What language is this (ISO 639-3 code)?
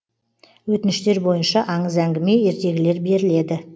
kaz